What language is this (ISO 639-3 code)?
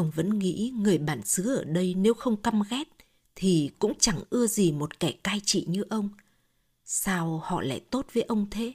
vie